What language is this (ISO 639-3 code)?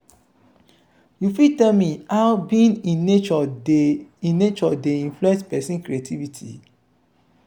pcm